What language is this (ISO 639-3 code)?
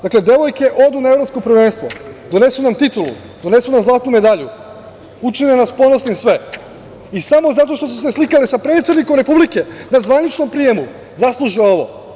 srp